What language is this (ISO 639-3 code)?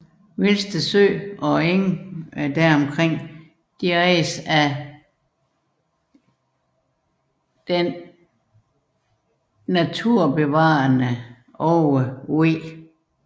dan